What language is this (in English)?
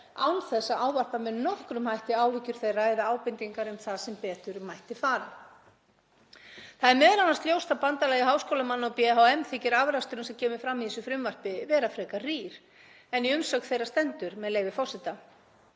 Icelandic